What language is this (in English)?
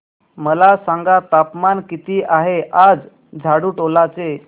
Marathi